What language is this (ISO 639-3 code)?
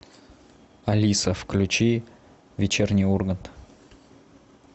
rus